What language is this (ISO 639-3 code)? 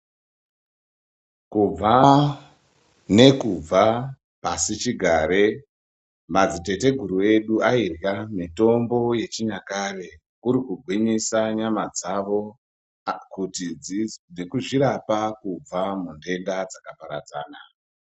ndc